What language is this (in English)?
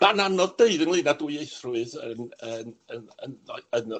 Welsh